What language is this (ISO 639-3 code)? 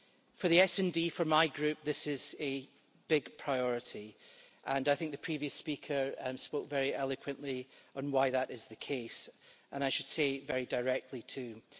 eng